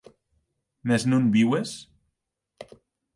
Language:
Occitan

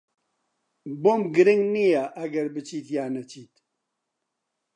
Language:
Central Kurdish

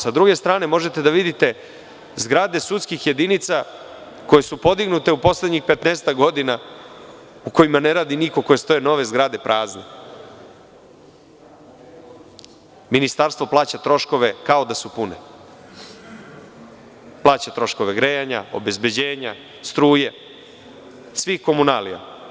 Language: Serbian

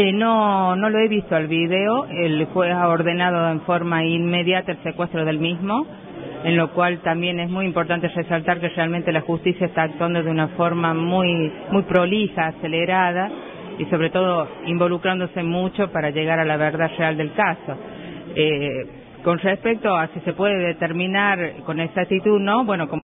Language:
Spanish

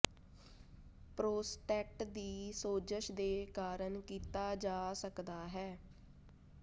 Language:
Punjabi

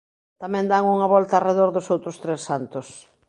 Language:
Galician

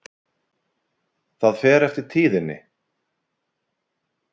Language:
Icelandic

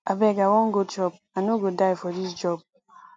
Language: Nigerian Pidgin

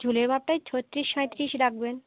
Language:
Bangla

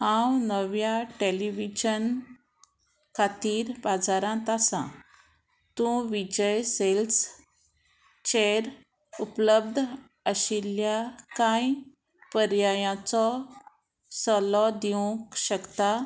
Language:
Konkani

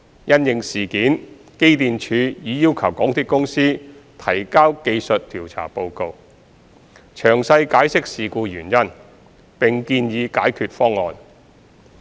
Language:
Cantonese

